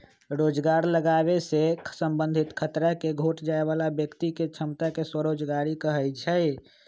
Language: Magahi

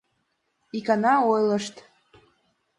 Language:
Mari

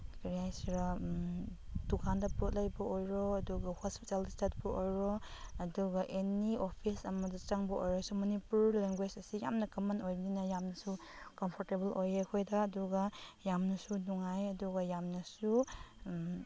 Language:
Manipuri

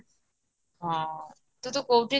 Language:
Odia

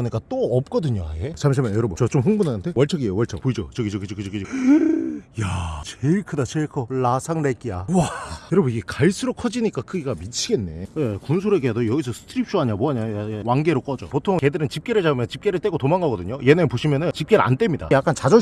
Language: Korean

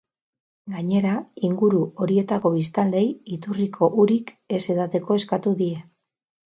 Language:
Basque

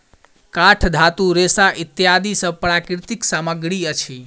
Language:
Maithili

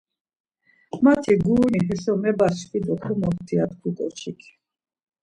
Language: Laz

